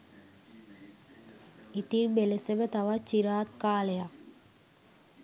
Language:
Sinhala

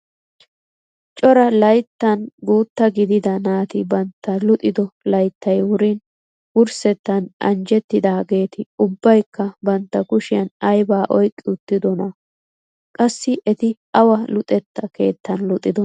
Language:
Wolaytta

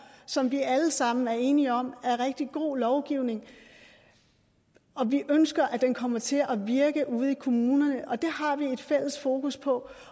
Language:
Danish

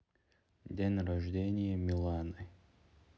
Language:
Russian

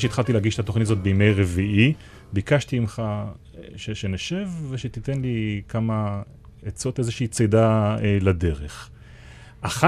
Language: Hebrew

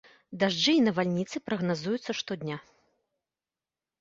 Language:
Belarusian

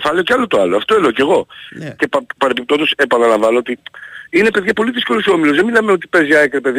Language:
Greek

